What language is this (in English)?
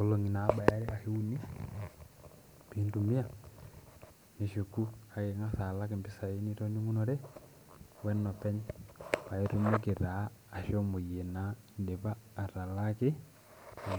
Masai